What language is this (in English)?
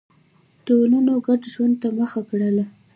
Pashto